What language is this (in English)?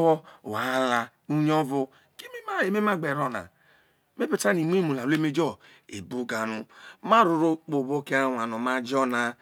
Isoko